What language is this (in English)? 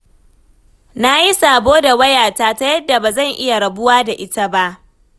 Hausa